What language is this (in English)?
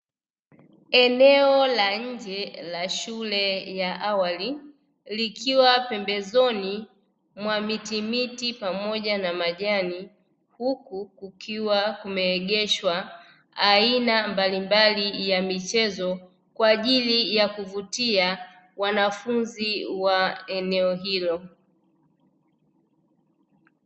Swahili